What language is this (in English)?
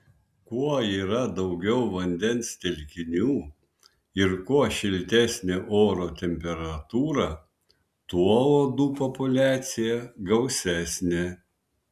Lithuanian